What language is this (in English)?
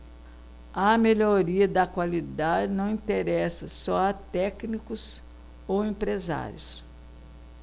Portuguese